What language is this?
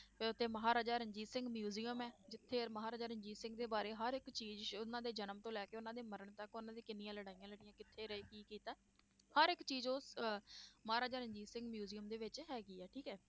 Punjabi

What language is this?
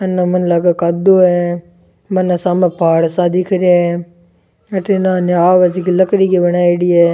Rajasthani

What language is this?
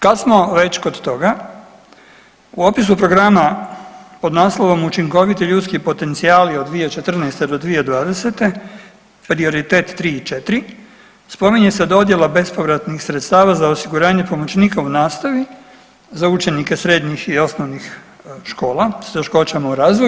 Croatian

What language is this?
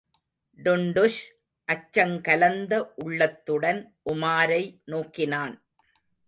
Tamil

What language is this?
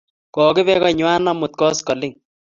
Kalenjin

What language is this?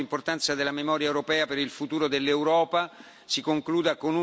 Italian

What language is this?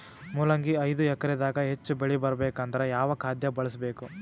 Kannada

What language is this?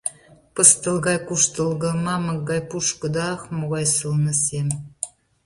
Mari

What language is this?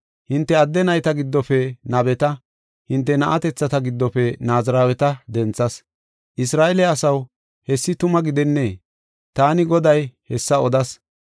Gofa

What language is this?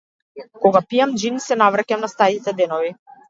Macedonian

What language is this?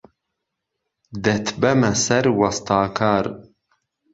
Central Kurdish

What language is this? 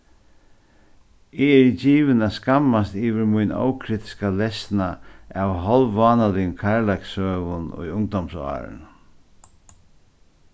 Faroese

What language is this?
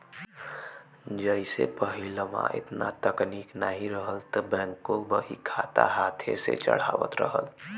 Bhojpuri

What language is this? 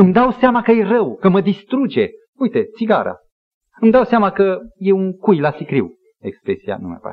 Romanian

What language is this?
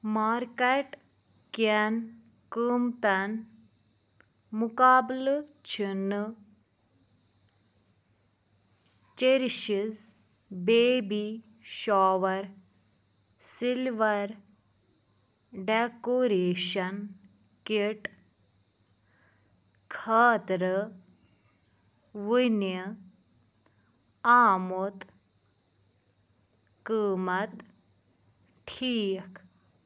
Kashmiri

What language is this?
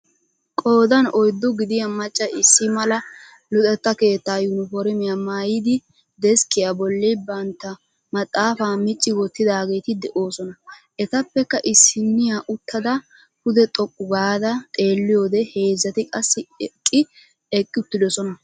Wolaytta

